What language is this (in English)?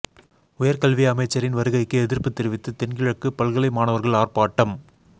Tamil